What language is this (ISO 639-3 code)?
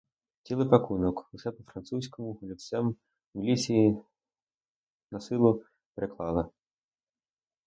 ukr